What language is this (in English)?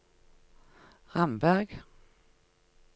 Norwegian